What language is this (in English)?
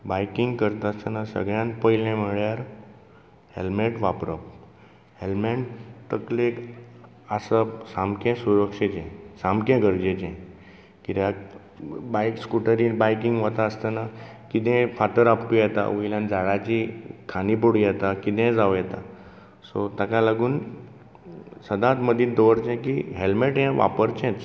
Konkani